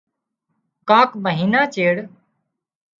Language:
Wadiyara Koli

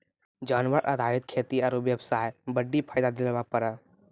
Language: Maithili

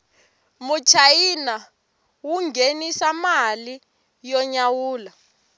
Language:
Tsonga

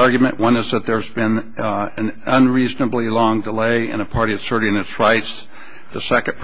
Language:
English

